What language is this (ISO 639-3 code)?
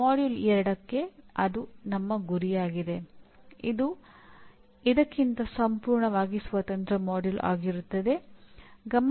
kan